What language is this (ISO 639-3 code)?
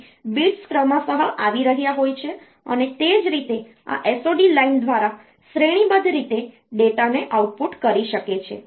guj